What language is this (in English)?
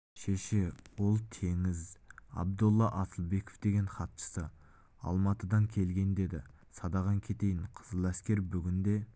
Kazakh